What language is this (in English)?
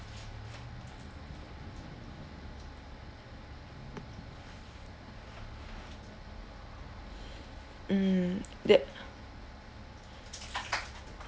English